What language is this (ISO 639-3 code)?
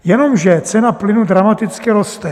ces